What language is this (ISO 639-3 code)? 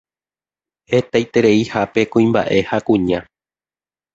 grn